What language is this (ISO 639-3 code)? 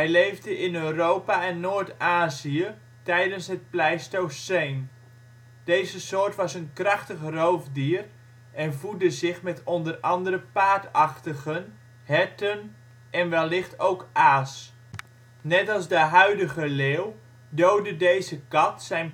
nld